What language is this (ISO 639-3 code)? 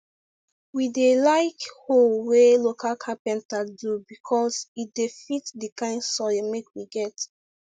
pcm